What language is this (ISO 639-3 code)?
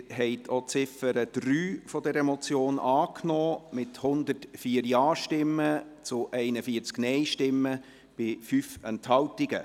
gsw